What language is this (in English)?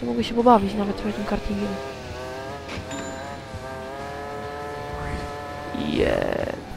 Polish